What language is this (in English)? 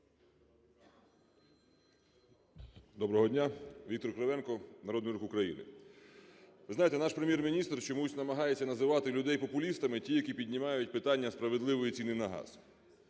Ukrainian